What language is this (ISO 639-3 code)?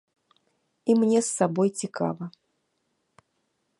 bel